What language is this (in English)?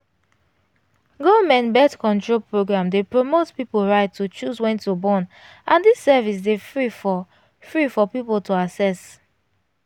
Nigerian Pidgin